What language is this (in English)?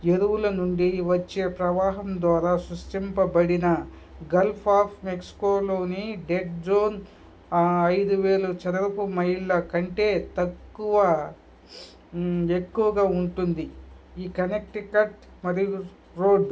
Telugu